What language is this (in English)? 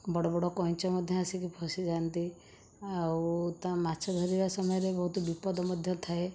Odia